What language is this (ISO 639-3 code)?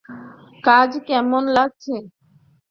ben